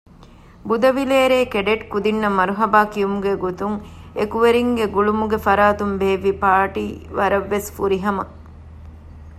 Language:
Divehi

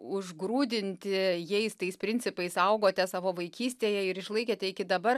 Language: Lithuanian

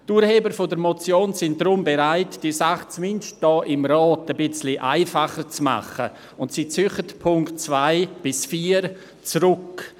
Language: Swiss German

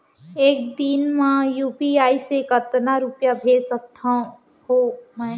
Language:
Chhattisgarhi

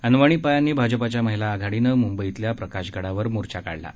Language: Marathi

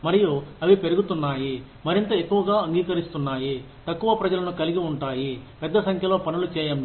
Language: Telugu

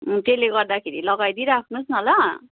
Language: Nepali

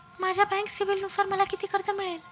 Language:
Marathi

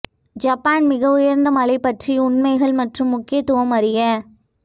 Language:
Tamil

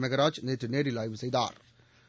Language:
Tamil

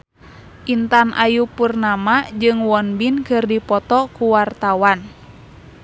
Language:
Sundanese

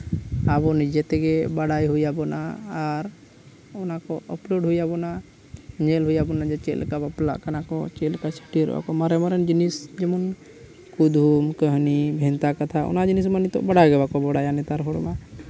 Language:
Santali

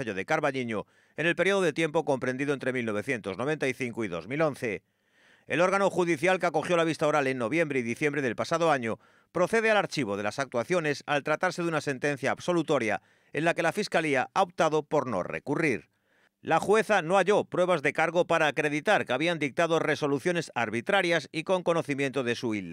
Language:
Spanish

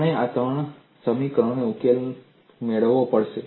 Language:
Gujarati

